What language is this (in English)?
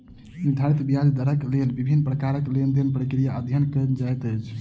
Maithili